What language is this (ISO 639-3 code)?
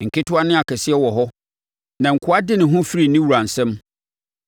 aka